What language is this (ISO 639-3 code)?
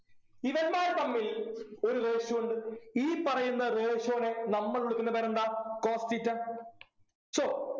mal